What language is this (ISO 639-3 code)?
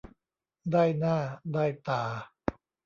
tha